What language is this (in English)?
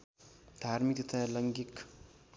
Nepali